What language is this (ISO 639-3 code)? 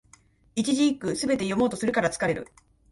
jpn